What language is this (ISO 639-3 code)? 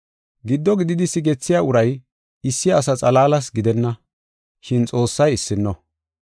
gof